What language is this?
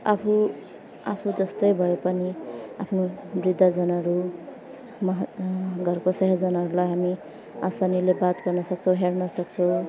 Nepali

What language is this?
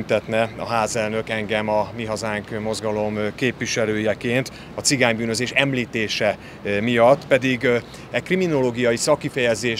Hungarian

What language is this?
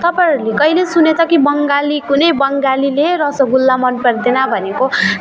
Nepali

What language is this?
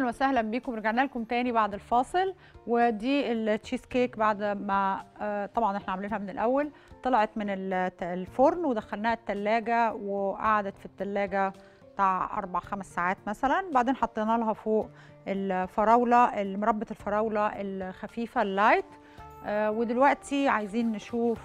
Arabic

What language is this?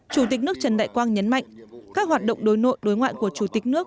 Vietnamese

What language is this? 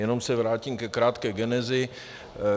Czech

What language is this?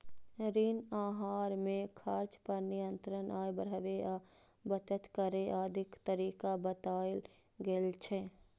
Maithili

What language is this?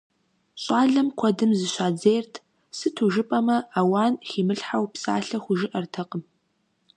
Kabardian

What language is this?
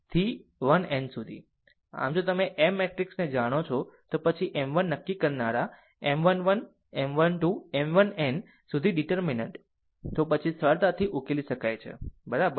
Gujarati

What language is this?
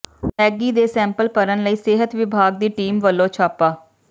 Punjabi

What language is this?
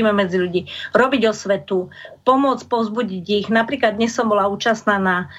Slovak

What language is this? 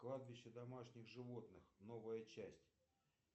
Russian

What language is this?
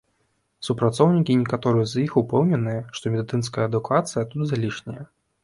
Belarusian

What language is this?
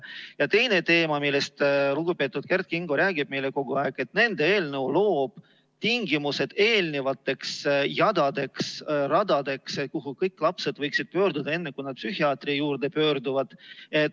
Estonian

